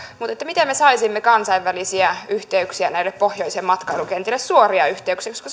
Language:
Finnish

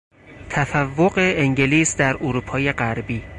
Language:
Persian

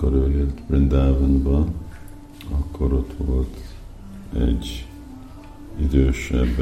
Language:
Hungarian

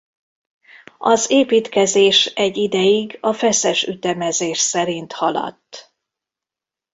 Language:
Hungarian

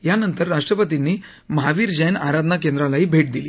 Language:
Marathi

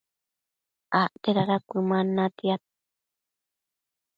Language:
Matsés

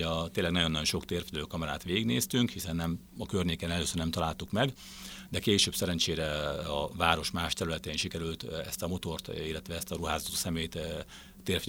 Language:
Hungarian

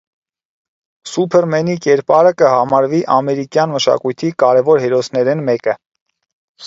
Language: Armenian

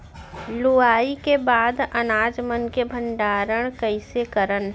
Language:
Chhattisgarhi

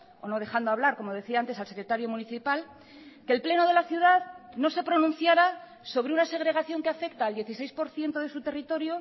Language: Spanish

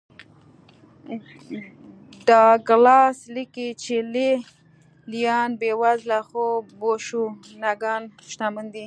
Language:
Pashto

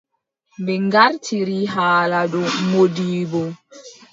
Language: Adamawa Fulfulde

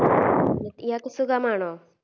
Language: Malayalam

